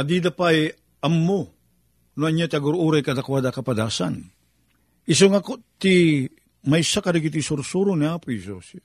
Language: Filipino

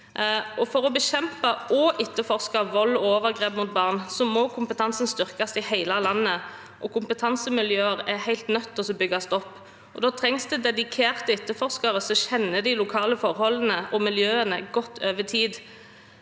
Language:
Norwegian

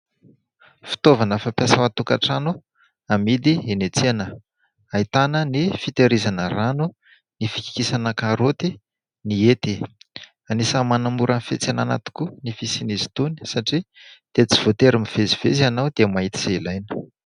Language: Malagasy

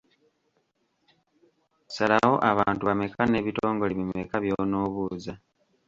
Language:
Ganda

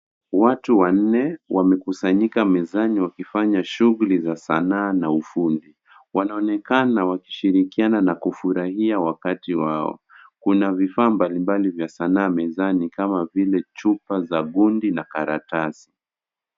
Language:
Swahili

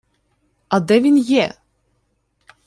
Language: Ukrainian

